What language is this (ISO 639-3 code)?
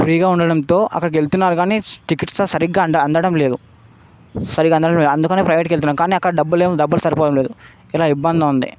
tel